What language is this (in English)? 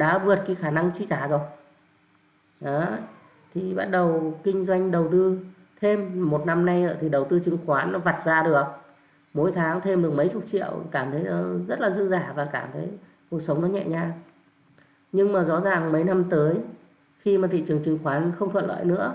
Vietnamese